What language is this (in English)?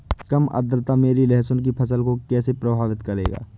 Hindi